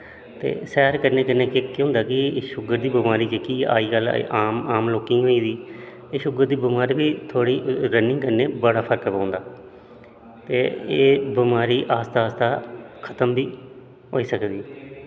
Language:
Dogri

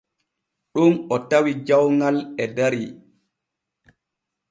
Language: Borgu Fulfulde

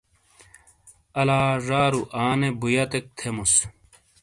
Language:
Shina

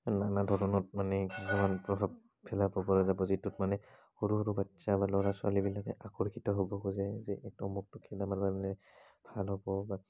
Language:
Assamese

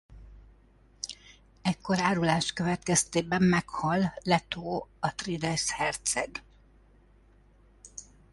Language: Hungarian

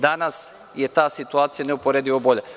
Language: Serbian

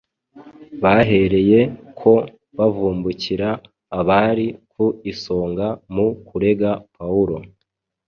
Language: Kinyarwanda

